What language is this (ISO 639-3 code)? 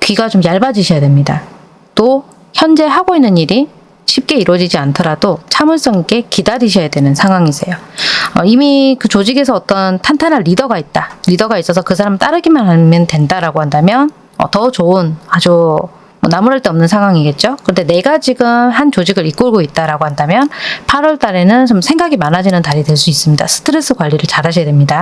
kor